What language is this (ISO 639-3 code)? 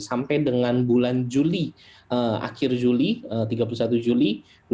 ind